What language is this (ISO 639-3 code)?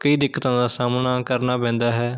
pan